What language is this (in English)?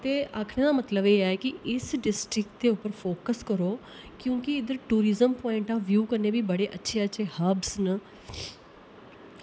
Dogri